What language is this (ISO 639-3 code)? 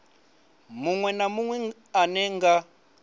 ven